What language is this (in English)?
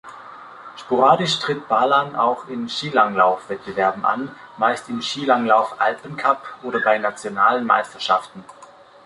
German